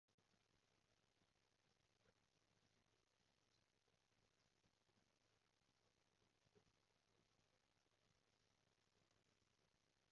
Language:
Cantonese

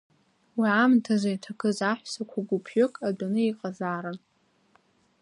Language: Abkhazian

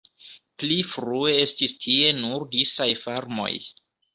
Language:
Esperanto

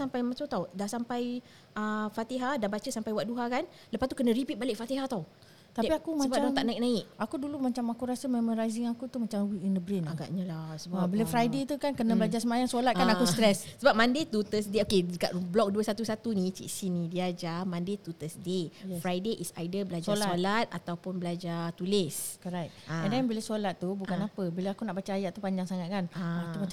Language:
Malay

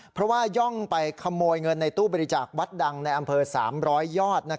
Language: Thai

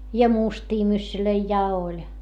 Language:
Finnish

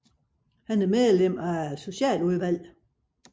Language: Danish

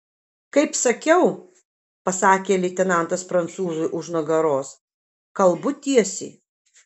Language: Lithuanian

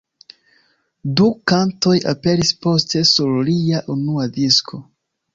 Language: Esperanto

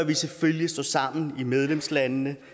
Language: Danish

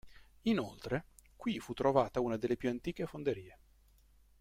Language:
Italian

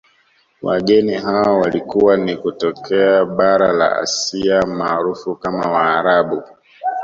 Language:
Swahili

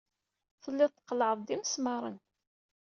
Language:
Kabyle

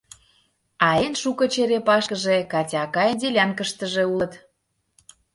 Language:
Mari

